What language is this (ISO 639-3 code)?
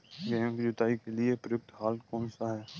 hin